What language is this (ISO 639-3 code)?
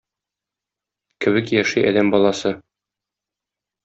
tat